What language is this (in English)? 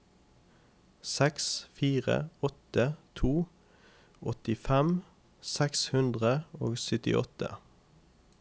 Norwegian